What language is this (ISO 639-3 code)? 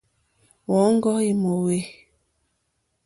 bri